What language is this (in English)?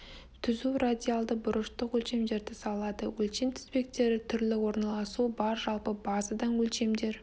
Kazakh